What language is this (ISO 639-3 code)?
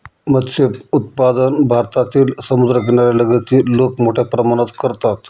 mar